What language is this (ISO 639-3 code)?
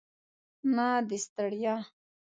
pus